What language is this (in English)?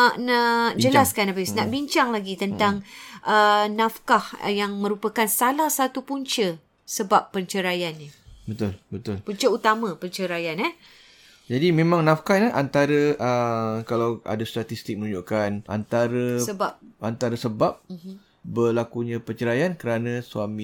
Malay